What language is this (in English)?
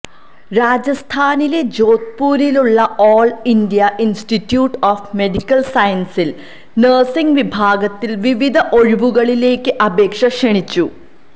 Malayalam